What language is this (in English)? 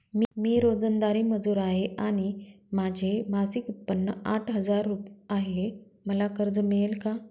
Marathi